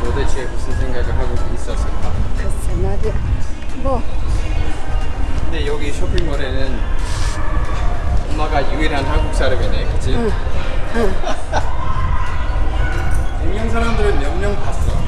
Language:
Korean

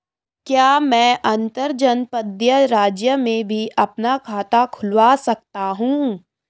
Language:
Hindi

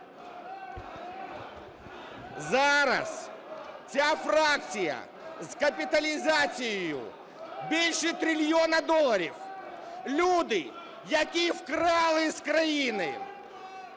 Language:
Ukrainian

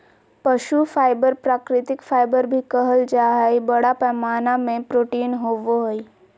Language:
Magahi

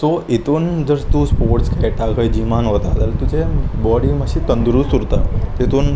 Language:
Konkani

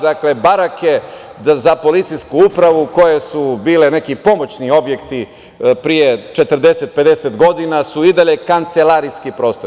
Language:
Serbian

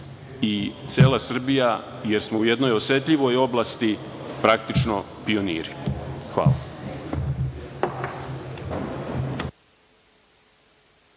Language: Serbian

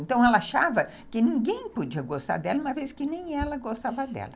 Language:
Portuguese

